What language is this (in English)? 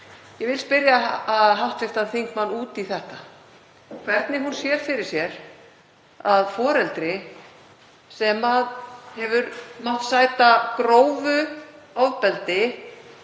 Icelandic